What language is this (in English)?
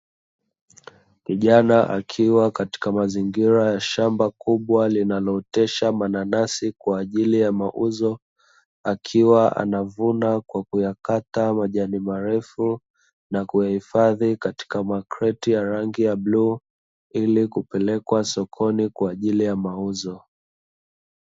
Swahili